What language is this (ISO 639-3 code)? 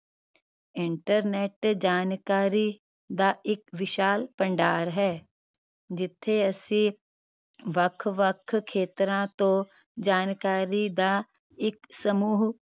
pan